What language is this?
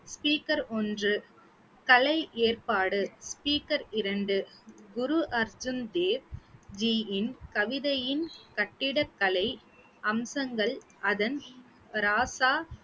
Tamil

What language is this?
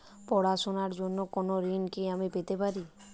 Bangla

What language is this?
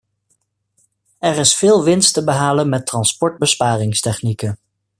Dutch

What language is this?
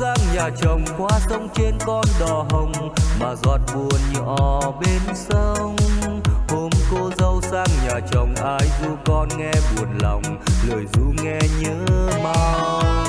Vietnamese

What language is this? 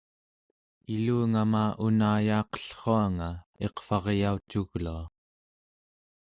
Central Yupik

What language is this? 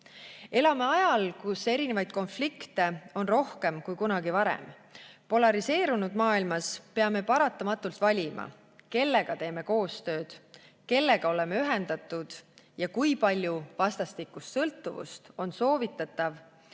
Estonian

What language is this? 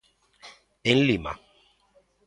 Galician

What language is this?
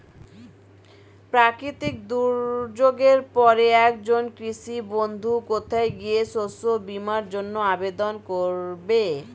Bangla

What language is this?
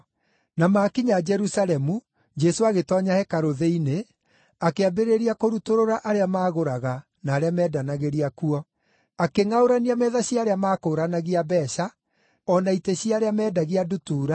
Kikuyu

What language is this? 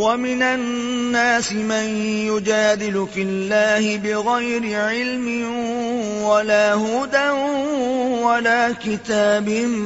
Urdu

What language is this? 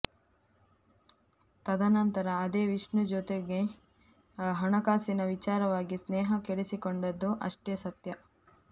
Kannada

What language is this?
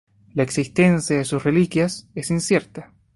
Spanish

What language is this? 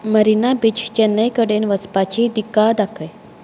Konkani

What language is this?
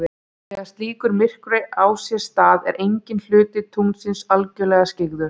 Icelandic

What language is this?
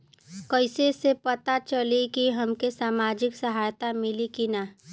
Bhojpuri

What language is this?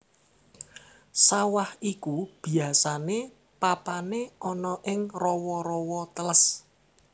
Javanese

